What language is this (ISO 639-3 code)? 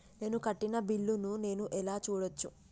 tel